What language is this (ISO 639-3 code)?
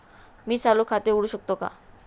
mar